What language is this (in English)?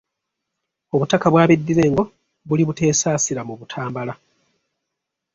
Ganda